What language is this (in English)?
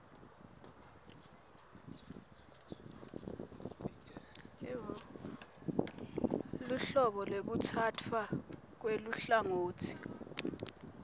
Swati